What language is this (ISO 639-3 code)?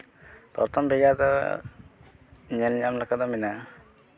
sat